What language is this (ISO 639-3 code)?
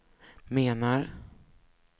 swe